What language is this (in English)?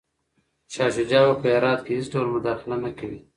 Pashto